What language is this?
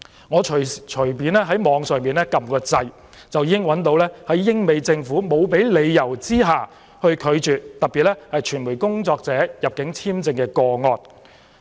Cantonese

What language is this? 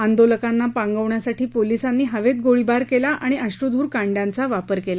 Marathi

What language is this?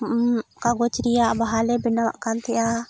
Santali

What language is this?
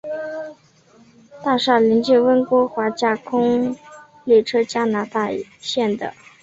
Chinese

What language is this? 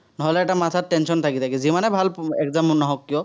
Assamese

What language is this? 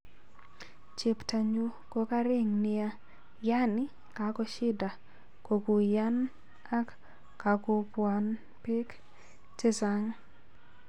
Kalenjin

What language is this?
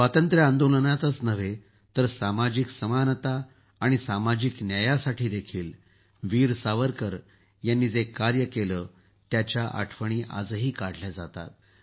Marathi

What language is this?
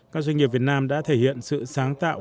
Vietnamese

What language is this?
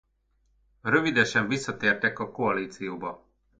Hungarian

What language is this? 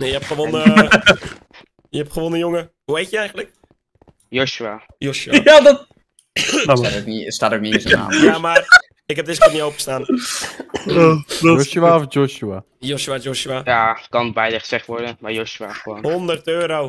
Dutch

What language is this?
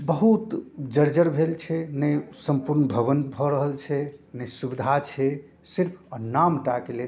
Maithili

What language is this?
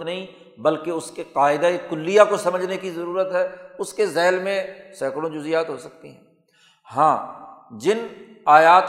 Urdu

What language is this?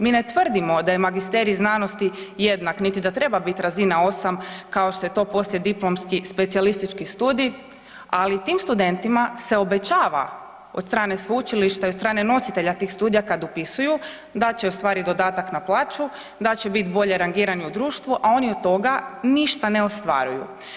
Croatian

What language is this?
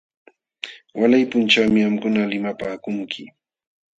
Jauja Wanca Quechua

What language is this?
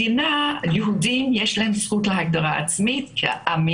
Hebrew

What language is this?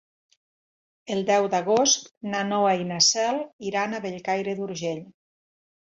Catalan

